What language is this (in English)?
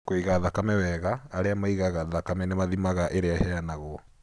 Kikuyu